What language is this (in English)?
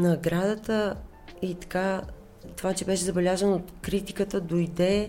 Bulgarian